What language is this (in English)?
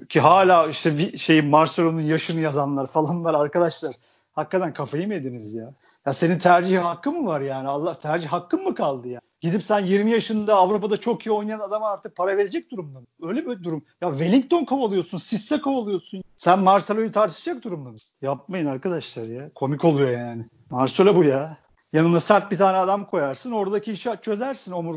Turkish